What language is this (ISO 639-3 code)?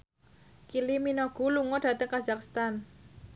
jav